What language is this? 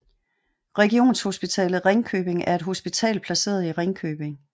Danish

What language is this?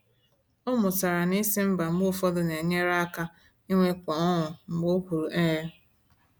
Igbo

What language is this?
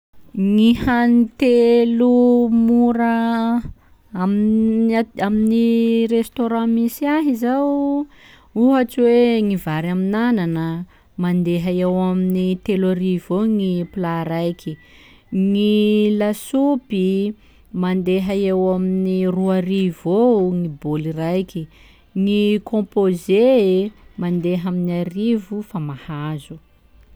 Sakalava Malagasy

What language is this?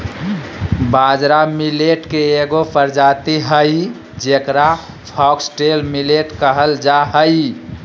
Magahi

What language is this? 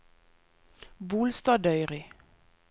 Norwegian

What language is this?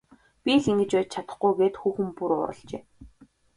Mongolian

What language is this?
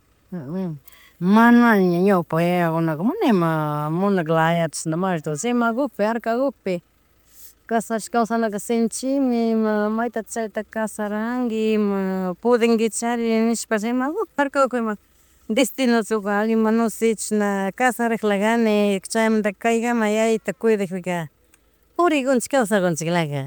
Chimborazo Highland Quichua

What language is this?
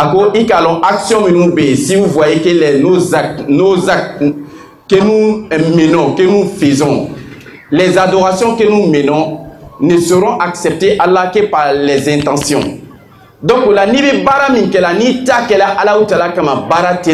French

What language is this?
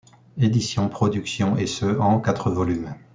French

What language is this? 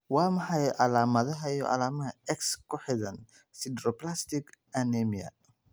Somali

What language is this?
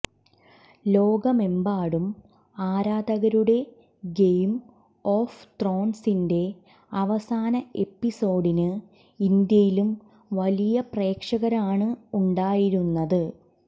Malayalam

